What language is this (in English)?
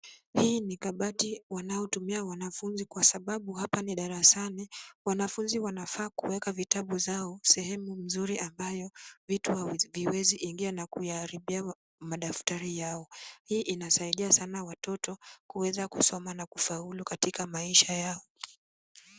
Swahili